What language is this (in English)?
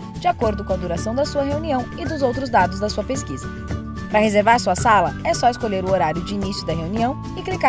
Portuguese